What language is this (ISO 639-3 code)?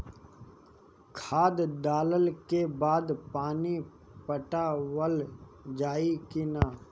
bho